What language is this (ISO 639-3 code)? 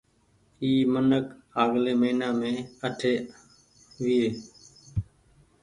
gig